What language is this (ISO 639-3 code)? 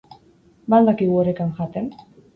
eus